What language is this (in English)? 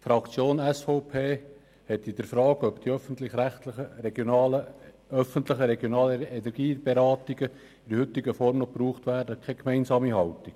Swiss German